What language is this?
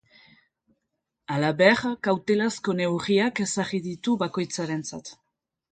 Basque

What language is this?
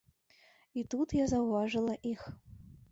Belarusian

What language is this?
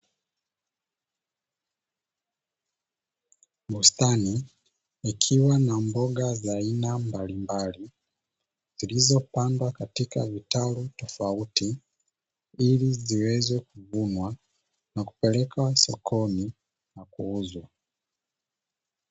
Swahili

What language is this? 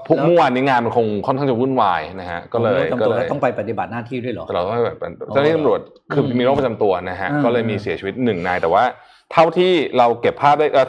Thai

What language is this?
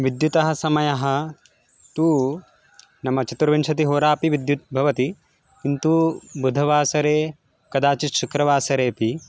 Sanskrit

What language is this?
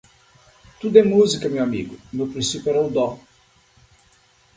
Portuguese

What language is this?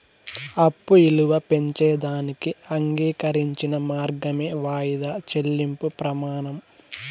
Telugu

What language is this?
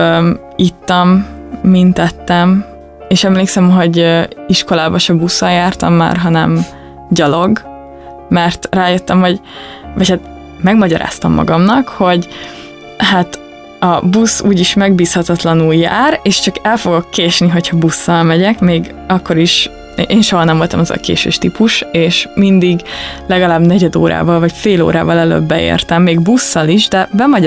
Hungarian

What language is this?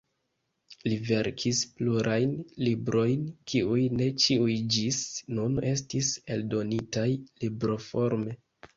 Esperanto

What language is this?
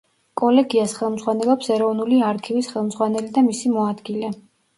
Georgian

